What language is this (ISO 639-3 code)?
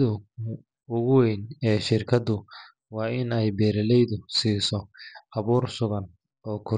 som